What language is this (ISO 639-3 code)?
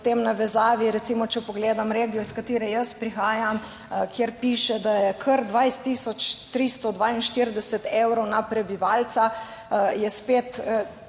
slv